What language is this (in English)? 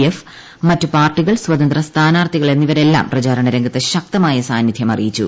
Malayalam